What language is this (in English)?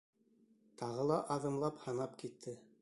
Bashkir